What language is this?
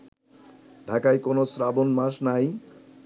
Bangla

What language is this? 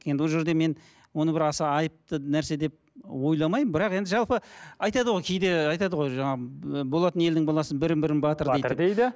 Kazakh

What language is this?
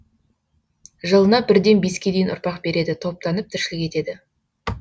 Kazakh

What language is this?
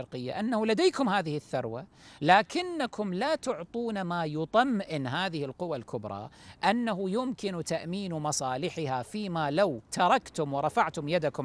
Arabic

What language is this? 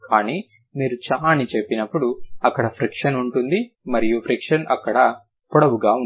Telugu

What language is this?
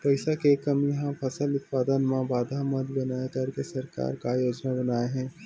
Chhattisgarhi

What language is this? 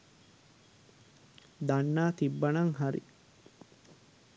Sinhala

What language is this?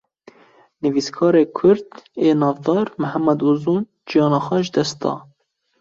Kurdish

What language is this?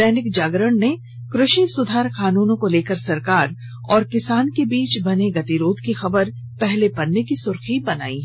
Hindi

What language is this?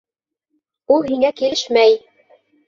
Bashkir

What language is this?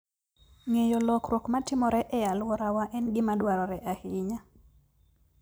Luo (Kenya and Tanzania)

